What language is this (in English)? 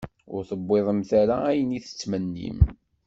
Kabyle